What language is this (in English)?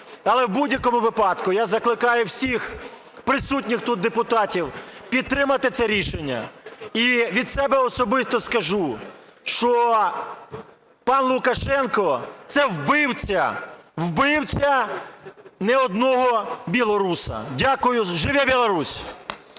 Ukrainian